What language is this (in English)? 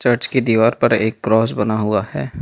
Hindi